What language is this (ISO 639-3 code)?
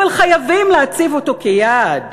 heb